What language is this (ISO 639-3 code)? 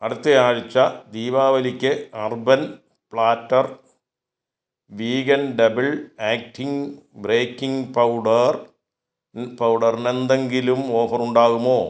mal